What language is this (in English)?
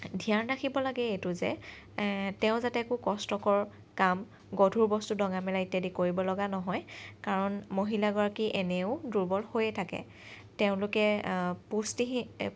Assamese